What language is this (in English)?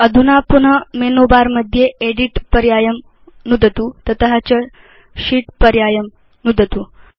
Sanskrit